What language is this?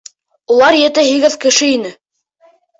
Bashkir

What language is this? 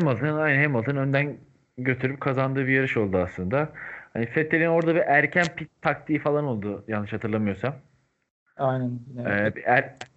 Turkish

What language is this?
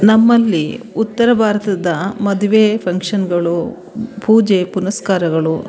Kannada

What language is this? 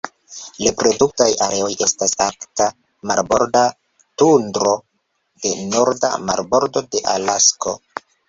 Esperanto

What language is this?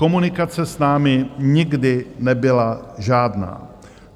Czech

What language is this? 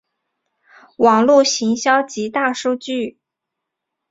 Chinese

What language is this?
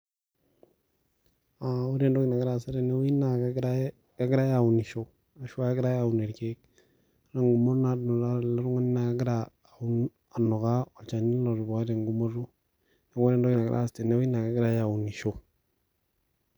Masai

